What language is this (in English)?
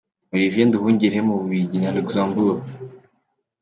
Kinyarwanda